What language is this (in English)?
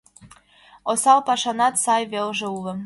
Mari